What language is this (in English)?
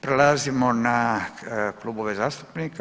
Croatian